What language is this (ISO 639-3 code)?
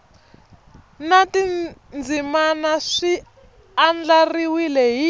tso